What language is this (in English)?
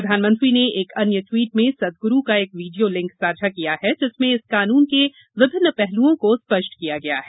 Hindi